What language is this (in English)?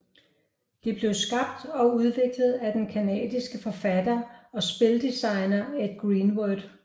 Danish